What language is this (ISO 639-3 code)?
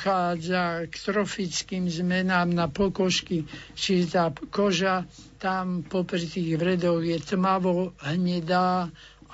slk